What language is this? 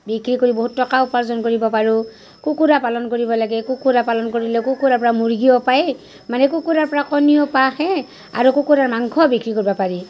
Assamese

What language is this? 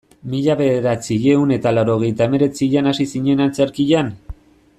Basque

